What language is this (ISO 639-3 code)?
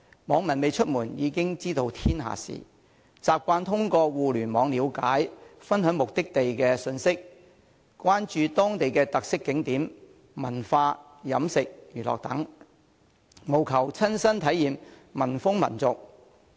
yue